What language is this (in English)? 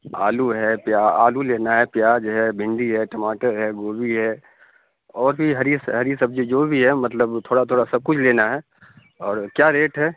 Urdu